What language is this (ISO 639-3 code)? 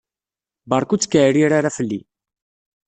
kab